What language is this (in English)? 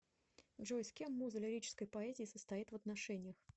Russian